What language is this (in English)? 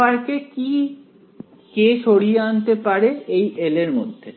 Bangla